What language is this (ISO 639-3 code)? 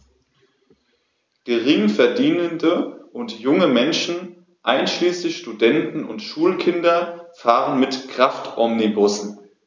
deu